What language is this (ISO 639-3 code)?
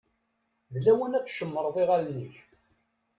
kab